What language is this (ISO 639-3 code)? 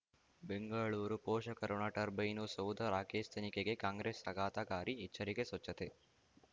kan